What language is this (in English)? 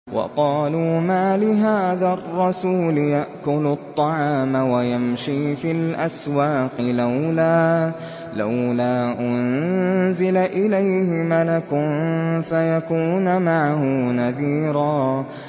Arabic